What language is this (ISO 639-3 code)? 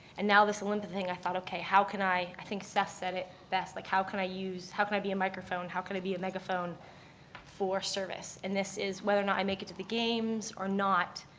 eng